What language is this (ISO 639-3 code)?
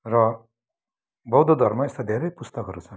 nep